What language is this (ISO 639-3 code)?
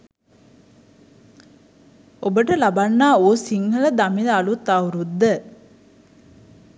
sin